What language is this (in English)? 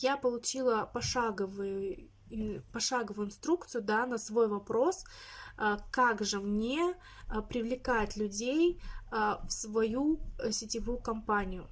Russian